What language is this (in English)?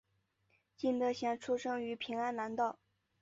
Chinese